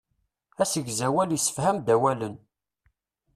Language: Kabyle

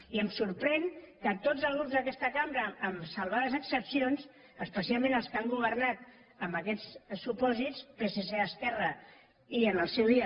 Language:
Catalan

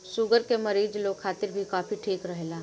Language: Bhojpuri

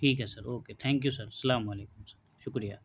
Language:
Urdu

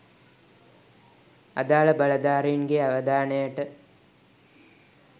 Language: Sinhala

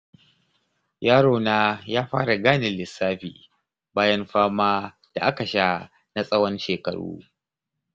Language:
Hausa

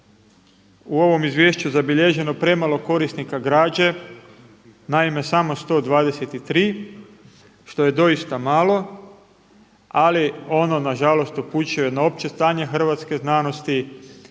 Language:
Croatian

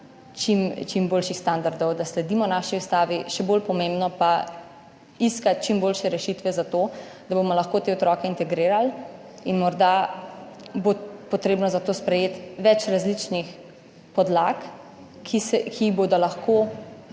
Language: Slovenian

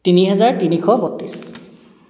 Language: Assamese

